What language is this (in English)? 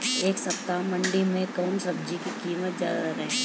Bhojpuri